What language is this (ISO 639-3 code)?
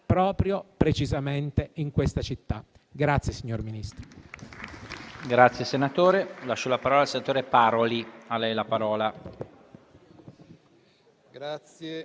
ita